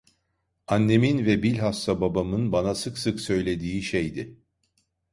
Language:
Turkish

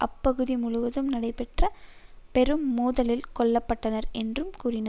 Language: Tamil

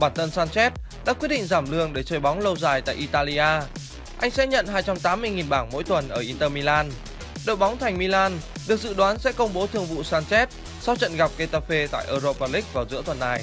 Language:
Vietnamese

